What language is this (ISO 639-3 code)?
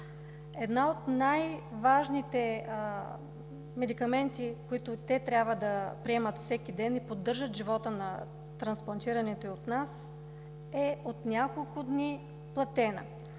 bul